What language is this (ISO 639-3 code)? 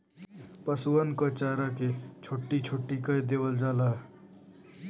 bho